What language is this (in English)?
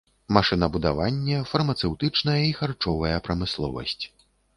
Belarusian